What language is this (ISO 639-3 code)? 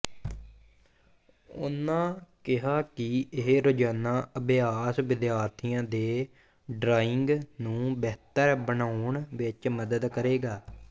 pan